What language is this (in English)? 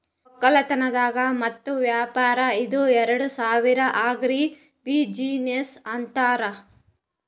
Kannada